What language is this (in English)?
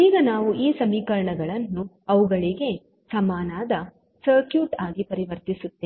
Kannada